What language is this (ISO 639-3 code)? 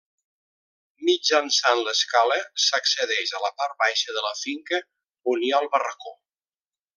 cat